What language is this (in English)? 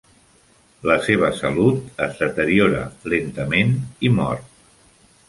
Catalan